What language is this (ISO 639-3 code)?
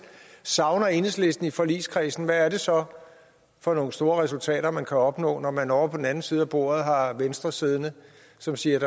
dan